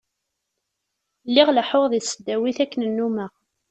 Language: Kabyle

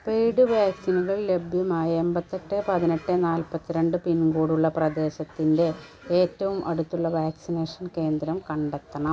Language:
Malayalam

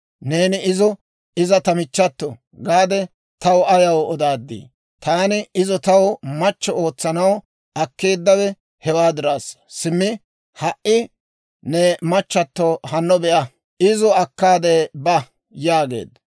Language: Dawro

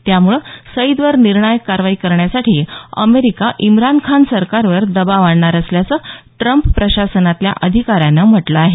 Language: Marathi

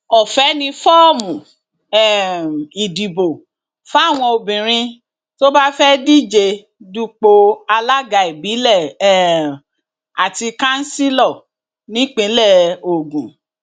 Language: Yoruba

